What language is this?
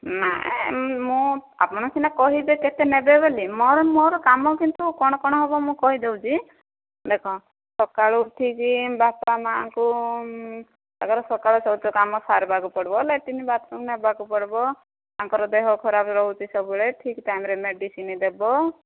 Odia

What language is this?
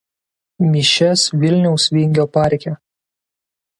Lithuanian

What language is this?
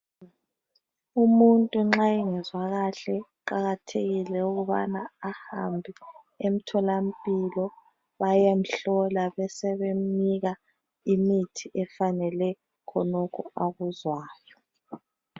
North Ndebele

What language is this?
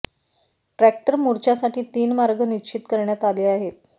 Marathi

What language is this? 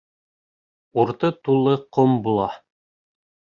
Bashkir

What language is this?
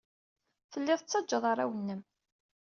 Kabyle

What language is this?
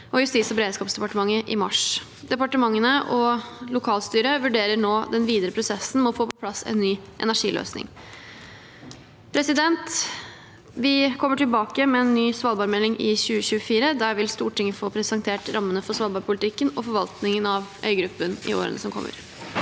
Norwegian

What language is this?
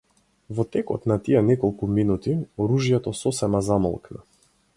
Macedonian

